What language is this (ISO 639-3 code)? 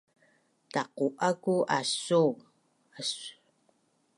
bnn